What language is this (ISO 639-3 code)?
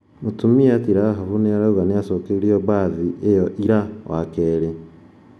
kik